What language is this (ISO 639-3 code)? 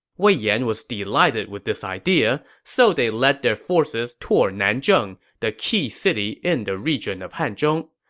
eng